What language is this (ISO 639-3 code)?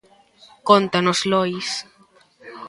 glg